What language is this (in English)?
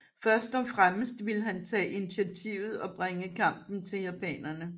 Danish